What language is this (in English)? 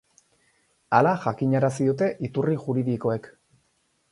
Basque